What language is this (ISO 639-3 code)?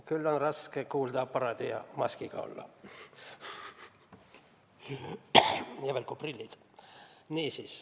est